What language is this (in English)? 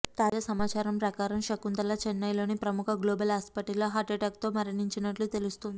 Telugu